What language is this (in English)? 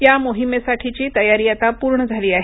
Marathi